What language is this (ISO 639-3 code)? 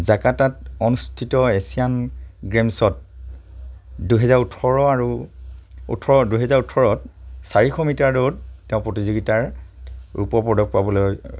asm